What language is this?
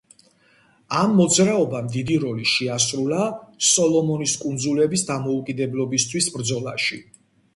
Georgian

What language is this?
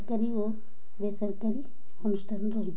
Odia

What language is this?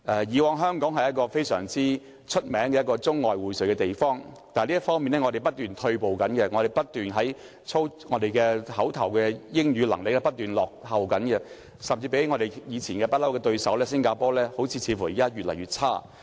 Cantonese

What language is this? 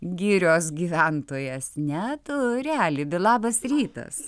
Lithuanian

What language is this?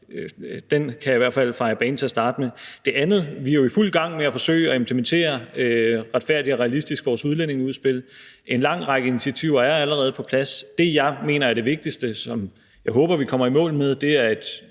Danish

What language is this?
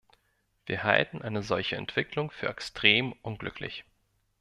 German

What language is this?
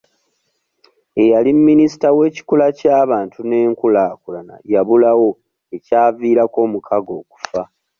Ganda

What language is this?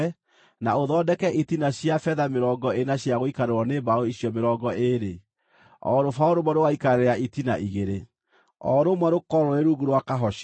Kikuyu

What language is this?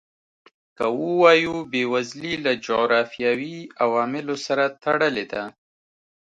Pashto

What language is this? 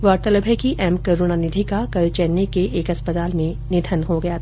Hindi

